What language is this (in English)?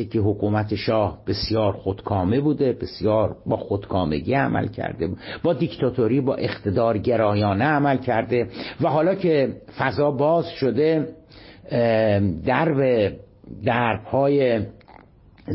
Persian